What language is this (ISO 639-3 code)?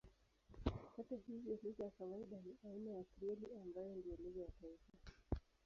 swa